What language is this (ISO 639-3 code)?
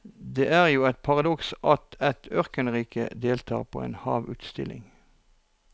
nor